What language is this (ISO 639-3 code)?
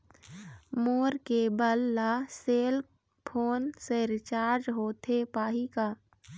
hne